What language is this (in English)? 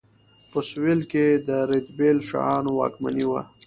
Pashto